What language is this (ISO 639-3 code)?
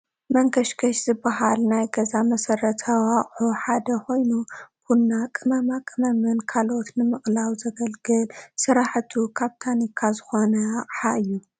tir